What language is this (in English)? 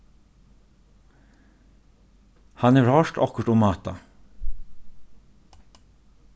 Faroese